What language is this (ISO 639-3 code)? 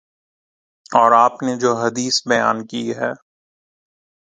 urd